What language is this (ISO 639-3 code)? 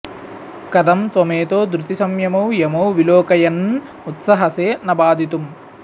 san